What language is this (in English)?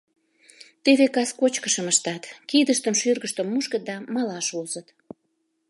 Mari